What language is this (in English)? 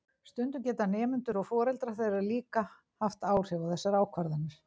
Icelandic